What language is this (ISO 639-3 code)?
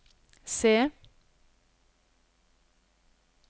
nor